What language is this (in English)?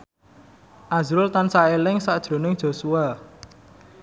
Javanese